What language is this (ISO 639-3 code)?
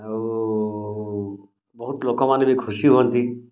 ori